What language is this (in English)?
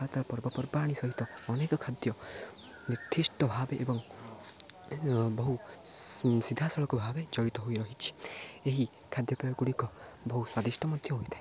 Odia